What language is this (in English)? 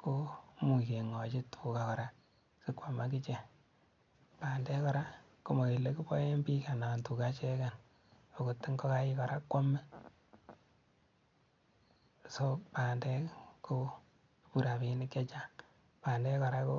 Kalenjin